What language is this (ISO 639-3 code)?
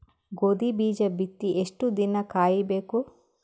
kan